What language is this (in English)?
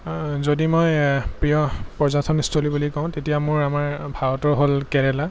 Assamese